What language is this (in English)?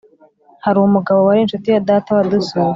Kinyarwanda